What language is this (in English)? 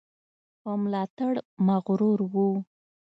Pashto